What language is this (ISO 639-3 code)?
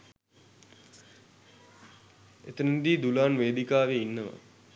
sin